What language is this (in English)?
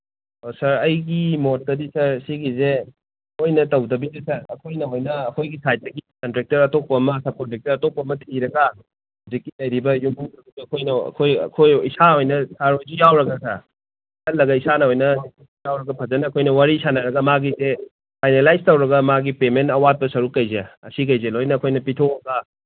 Manipuri